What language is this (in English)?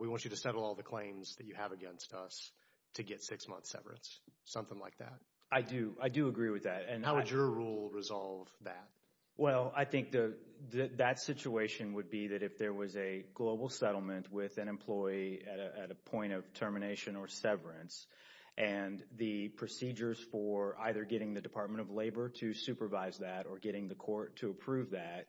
English